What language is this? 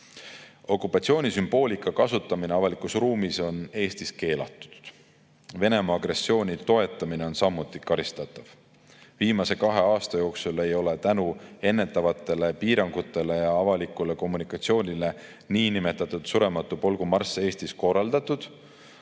Estonian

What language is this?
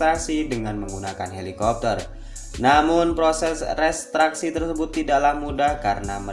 Indonesian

